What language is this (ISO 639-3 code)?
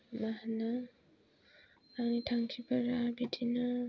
brx